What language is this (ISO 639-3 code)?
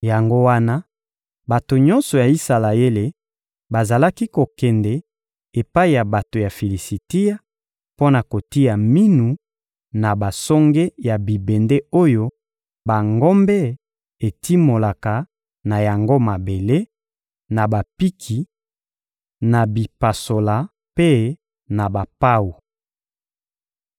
lin